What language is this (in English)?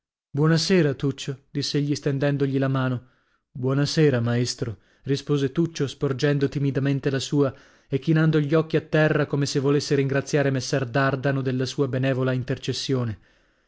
Italian